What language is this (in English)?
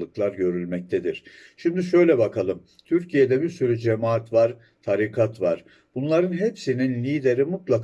Turkish